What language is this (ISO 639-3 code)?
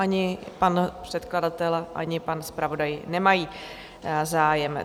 ces